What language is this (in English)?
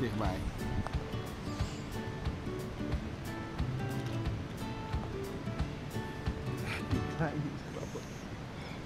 Dutch